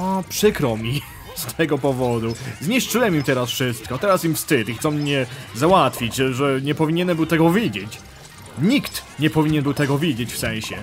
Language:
Polish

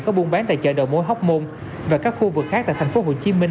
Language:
Vietnamese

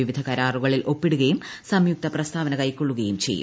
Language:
Malayalam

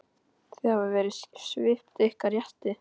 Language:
Icelandic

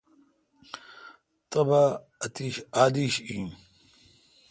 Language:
Kalkoti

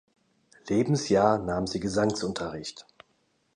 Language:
German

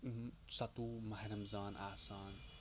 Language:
Kashmiri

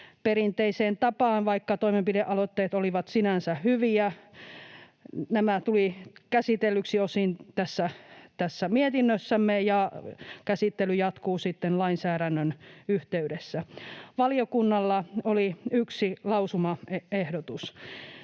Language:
Finnish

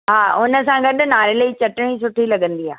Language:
Sindhi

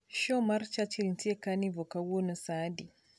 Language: Luo (Kenya and Tanzania)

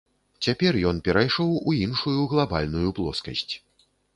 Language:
Belarusian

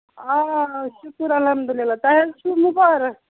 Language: Kashmiri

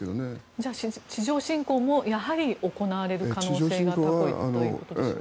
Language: Japanese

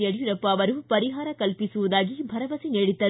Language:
Kannada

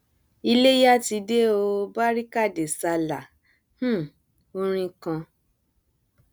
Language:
Yoruba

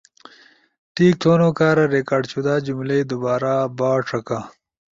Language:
Ushojo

